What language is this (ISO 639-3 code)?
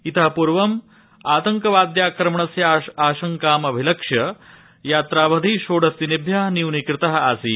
san